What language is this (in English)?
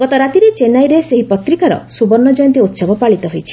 Odia